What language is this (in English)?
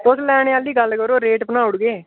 Dogri